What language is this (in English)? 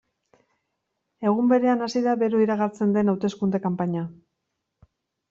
Basque